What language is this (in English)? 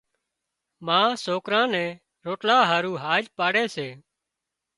Wadiyara Koli